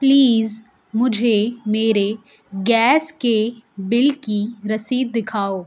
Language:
Urdu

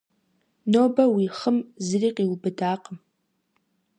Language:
Kabardian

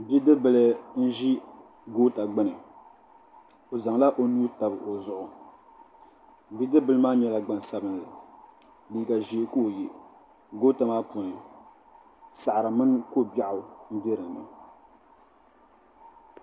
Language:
Dagbani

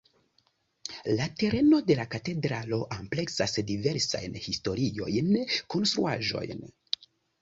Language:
Esperanto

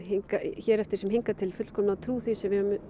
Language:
Icelandic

